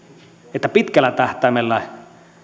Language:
Finnish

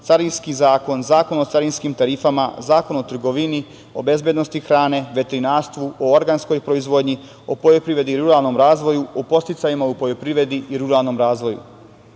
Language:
Serbian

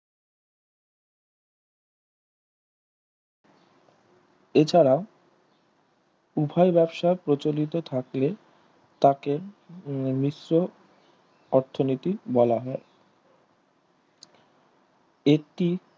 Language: Bangla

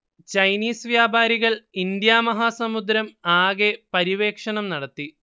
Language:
Malayalam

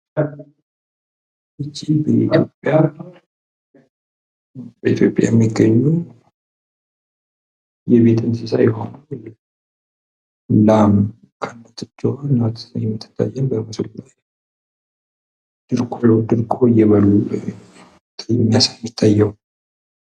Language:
Amharic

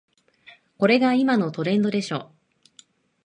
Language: Japanese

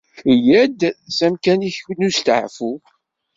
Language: Kabyle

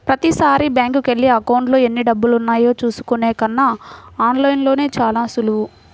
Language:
Telugu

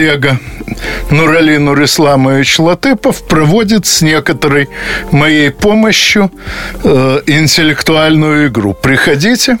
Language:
Russian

